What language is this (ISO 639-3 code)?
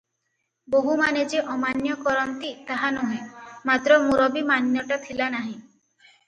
ori